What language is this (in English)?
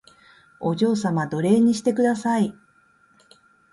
Japanese